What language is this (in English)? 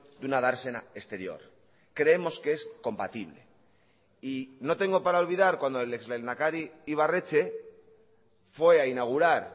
Spanish